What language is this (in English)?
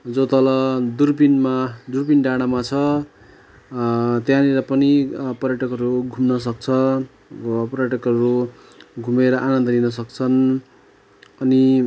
Nepali